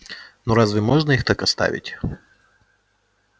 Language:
Russian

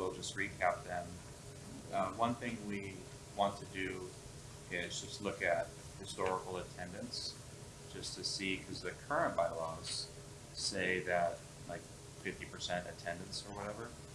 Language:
English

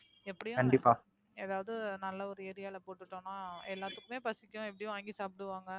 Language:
Tamil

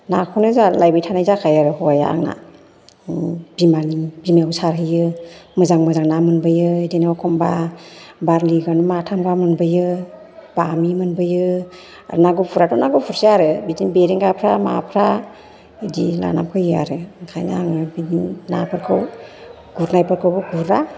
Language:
Bodo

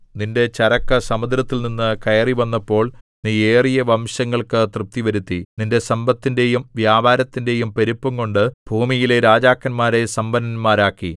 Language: Malayalam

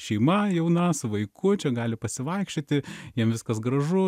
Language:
Lithuanian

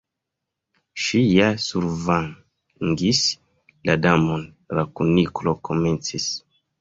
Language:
Esperanto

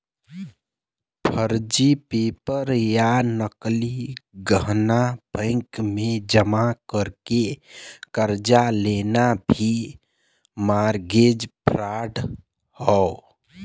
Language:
Bhojpuri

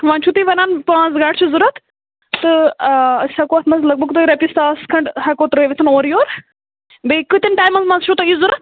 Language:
Kashmiri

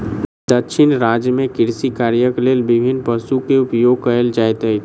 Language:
Maithili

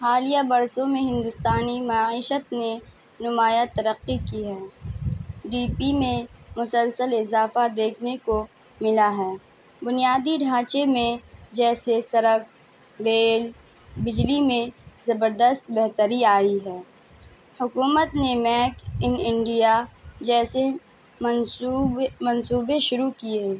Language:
Urdu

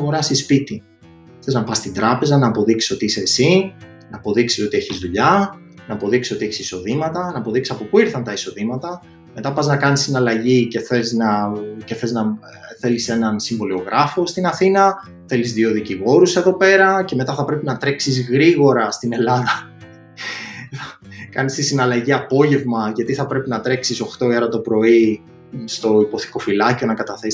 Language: Greek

